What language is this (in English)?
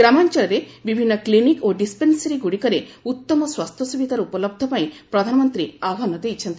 Odia